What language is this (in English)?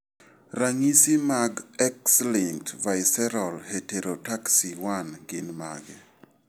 Luo (Kenya and Tanzania)